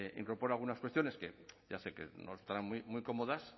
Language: Spanish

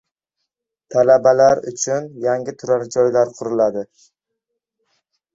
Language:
Uzbek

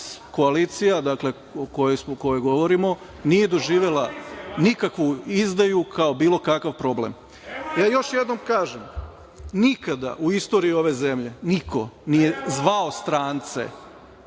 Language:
Serbian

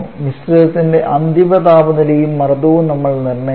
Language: Malayalam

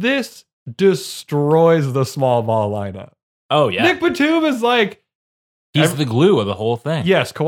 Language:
English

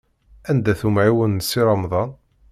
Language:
Kabyle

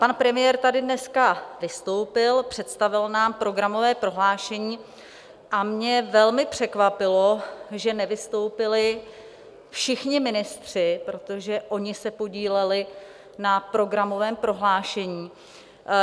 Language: Czech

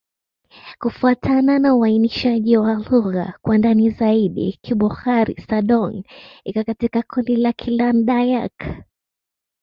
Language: Swahili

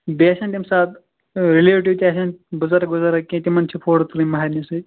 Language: Kashmiri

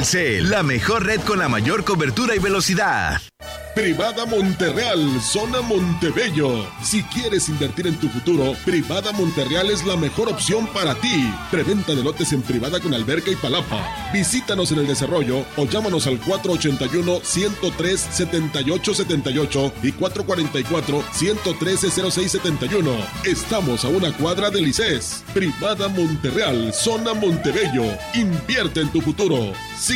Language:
Spanish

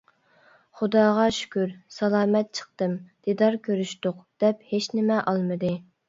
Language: Uyghur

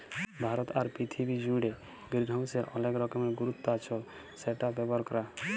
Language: Bangla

